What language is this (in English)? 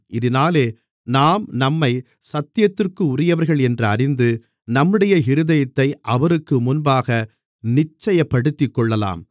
Tamil